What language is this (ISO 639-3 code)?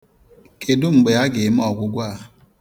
ibo